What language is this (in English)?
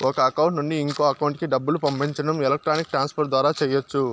Telugu